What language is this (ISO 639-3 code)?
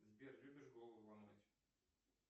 rus